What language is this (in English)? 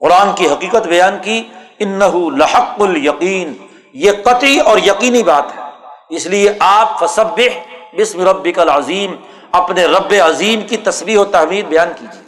Urdu